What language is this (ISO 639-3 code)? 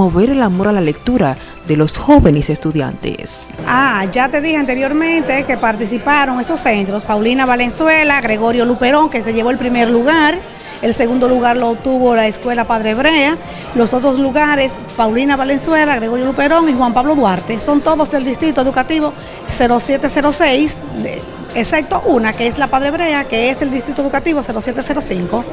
spa